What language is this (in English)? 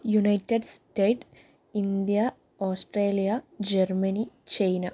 Malayalam